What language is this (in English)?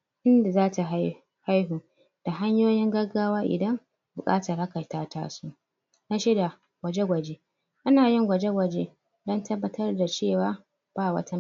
Hausa